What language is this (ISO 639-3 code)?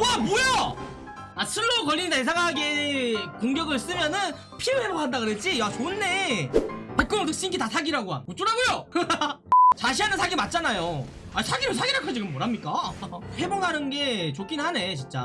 kor